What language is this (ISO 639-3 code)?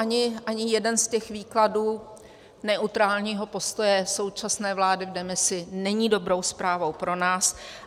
ces